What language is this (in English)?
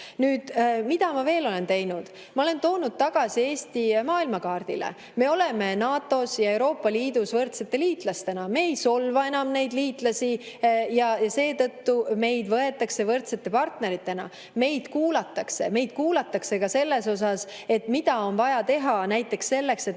Estonian